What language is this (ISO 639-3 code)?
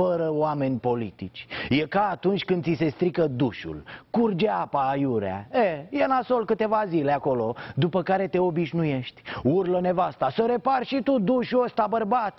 ron